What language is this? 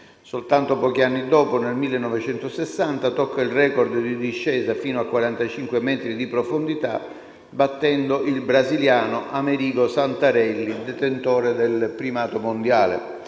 Italian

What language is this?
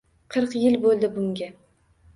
Uzbek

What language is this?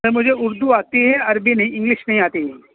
Urdu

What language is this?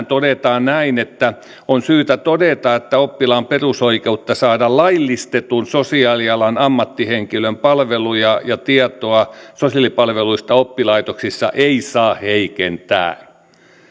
Finnish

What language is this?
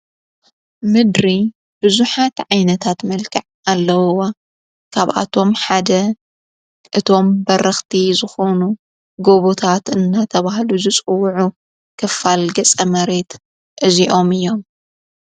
Tigrinya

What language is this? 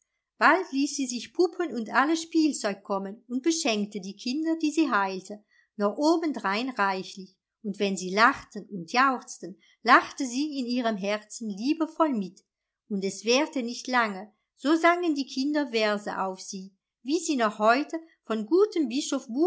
German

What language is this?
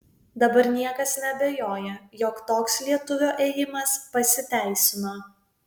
Lithuanian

